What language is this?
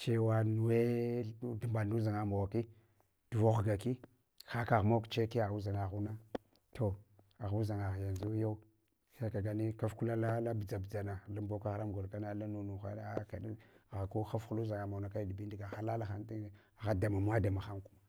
Hwana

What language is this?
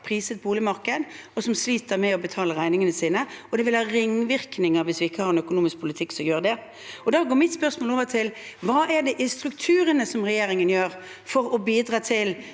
Norwegian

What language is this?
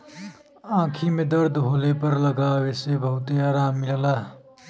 Bhojpuri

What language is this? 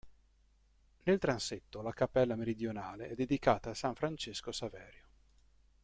Italian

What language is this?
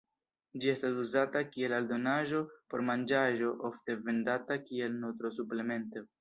Esperanto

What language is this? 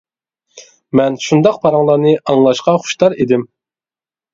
Uyghur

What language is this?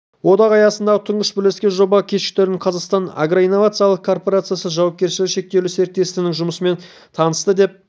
Kazakh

